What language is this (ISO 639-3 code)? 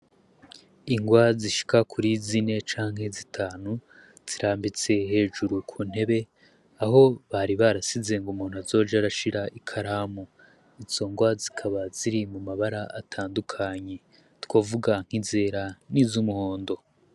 run